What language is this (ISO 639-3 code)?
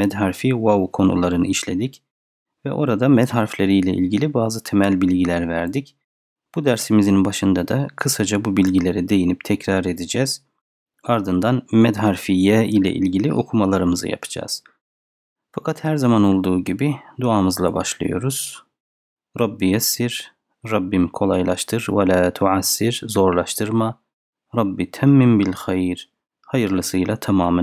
tur